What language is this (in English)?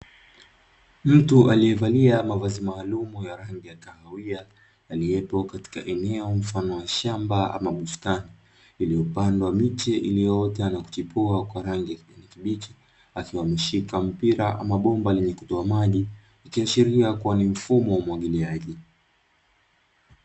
Swahili